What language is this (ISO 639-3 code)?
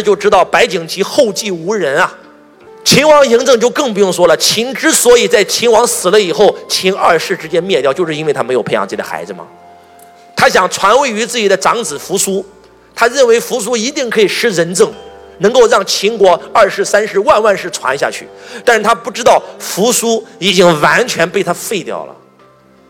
zho